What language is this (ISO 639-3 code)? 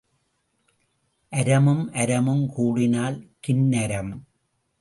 tam